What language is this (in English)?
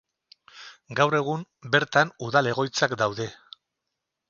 Basque